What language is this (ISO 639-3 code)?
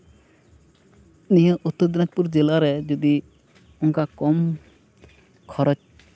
sat